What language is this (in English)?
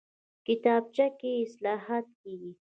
Pashto